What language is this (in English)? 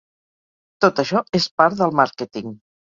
Catalan